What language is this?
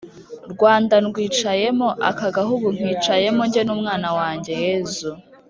Kinyarwanda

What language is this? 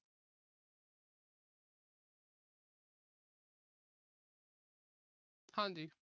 Punjabi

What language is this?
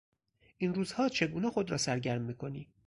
Persian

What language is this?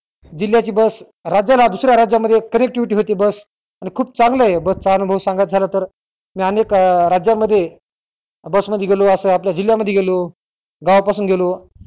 Marathi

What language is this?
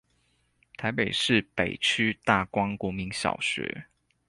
Chinese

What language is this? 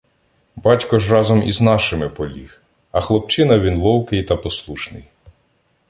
Ukrainian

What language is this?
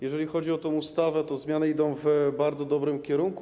Polish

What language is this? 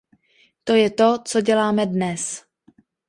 Czech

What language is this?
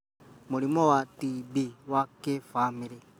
Kikuyu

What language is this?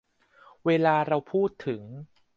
Thai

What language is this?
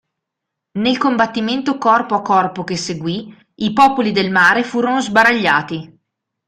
Italian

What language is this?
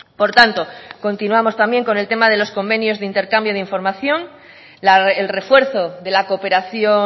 Spanish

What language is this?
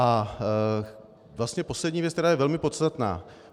Czech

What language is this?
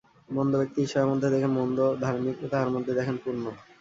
Bangla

